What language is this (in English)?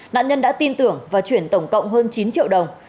Vietnamese